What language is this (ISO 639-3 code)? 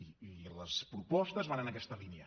cat